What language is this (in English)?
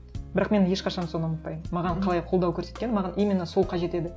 Kazakh